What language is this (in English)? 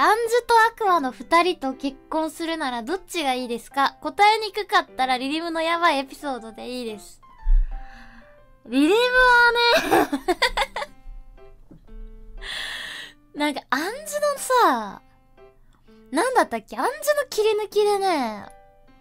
Japanese